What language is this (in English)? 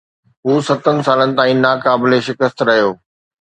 Sindhi